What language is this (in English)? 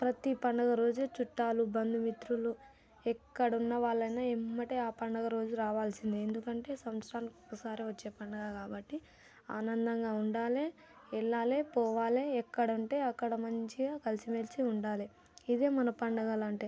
Telugu